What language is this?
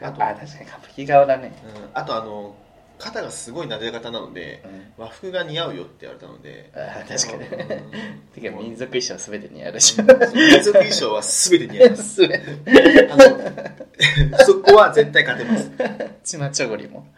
Japanese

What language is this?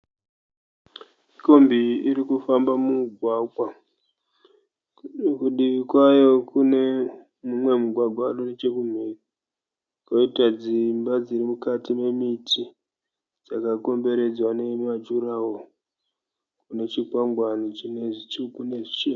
Shona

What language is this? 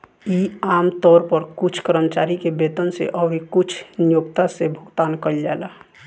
Bhojpuri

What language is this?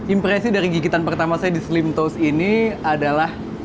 Indonesian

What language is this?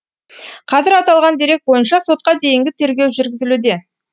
Kazakh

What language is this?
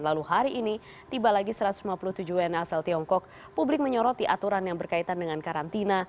Indonesian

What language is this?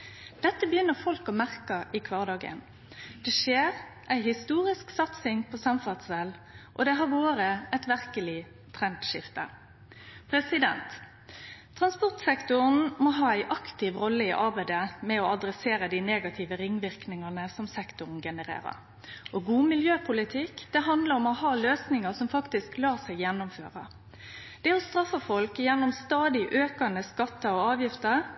Norwegian Nynorsk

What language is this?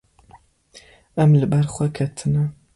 Kurdish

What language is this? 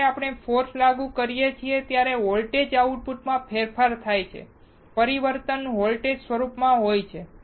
Gujarati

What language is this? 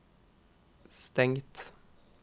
Norwegian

